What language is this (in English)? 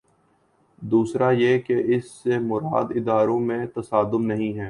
Urdu